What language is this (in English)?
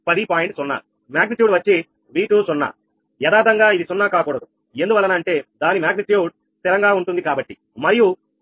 Telugu